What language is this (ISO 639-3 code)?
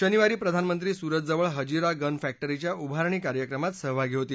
mar